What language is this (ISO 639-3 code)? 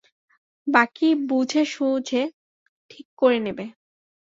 ben